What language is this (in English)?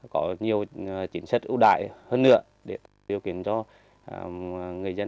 Vietnamese